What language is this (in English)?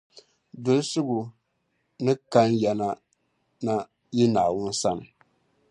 Dagbani